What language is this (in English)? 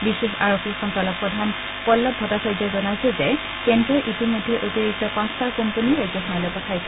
Assamese